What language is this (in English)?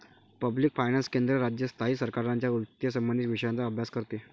Marathi